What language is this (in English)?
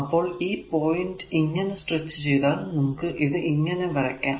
Malayalam